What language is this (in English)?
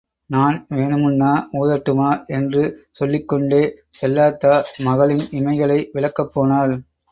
Tamil